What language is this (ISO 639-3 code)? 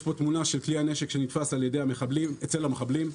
heb